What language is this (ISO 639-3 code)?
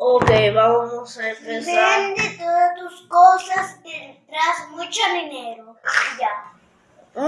spa